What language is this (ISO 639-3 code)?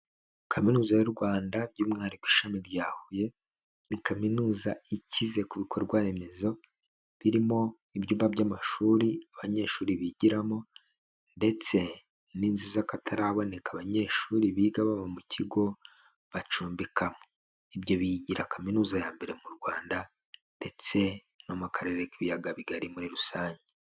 kin